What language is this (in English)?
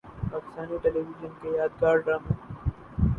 Urdu